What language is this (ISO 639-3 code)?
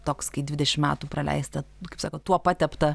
lit